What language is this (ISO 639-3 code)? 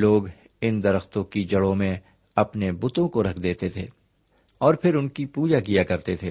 urd